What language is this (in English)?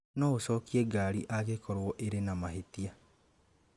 Kikuyu